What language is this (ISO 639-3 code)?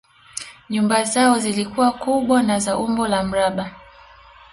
swa